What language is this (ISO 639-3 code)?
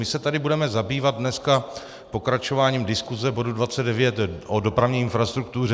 ces